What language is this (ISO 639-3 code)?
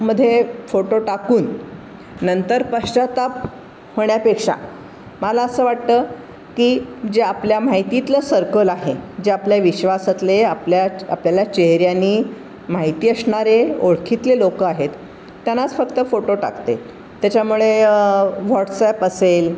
mar